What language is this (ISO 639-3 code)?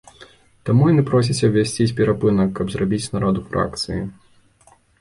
bel